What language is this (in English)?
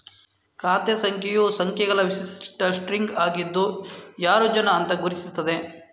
Kannada